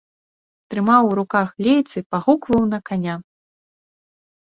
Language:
Belarusian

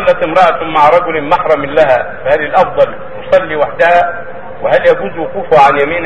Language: Arabic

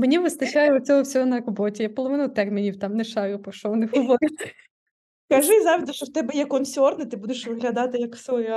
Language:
Ukrainian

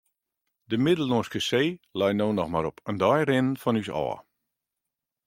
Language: Western Frisian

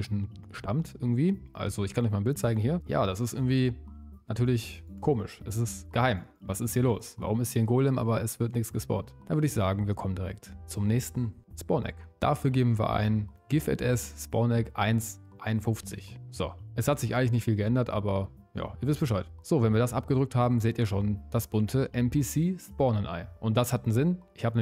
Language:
German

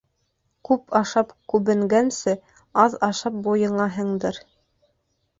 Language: Bashkir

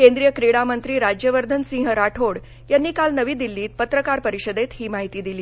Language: Marathi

